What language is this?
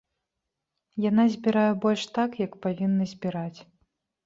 Belarusian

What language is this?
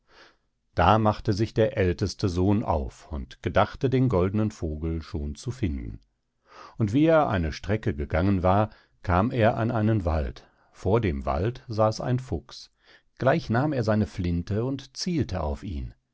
German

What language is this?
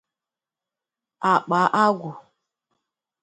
Igbo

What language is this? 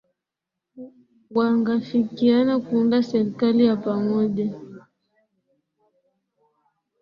Swahili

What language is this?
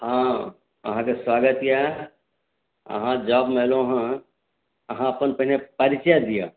Maithili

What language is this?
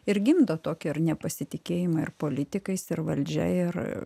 Lithuanian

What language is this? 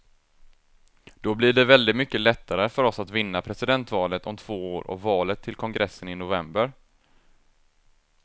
Swedish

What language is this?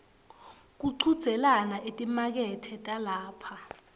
Swati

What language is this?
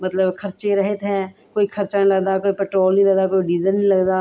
Punjabi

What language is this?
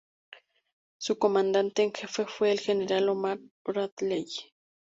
Spanish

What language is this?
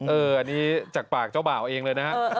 Thai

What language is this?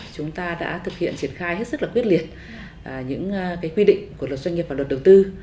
Vietnamese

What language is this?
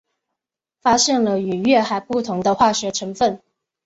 Chinese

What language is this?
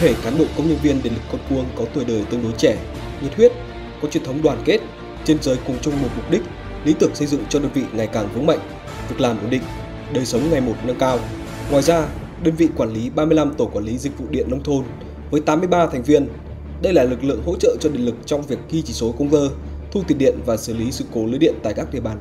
Vietnamese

